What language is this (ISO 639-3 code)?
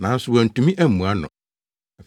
aka